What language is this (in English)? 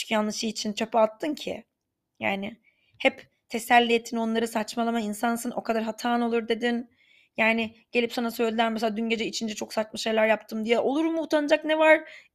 Turkish